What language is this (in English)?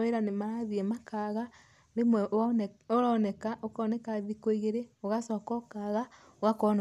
Kikuyu